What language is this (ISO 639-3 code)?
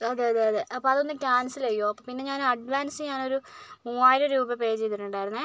mal